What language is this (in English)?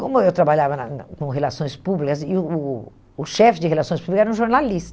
Portuguese